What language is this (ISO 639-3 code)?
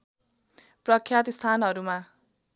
nep